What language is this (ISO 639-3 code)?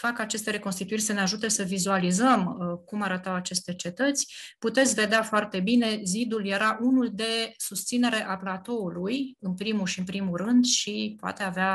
ron